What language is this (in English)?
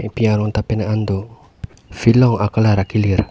Karbi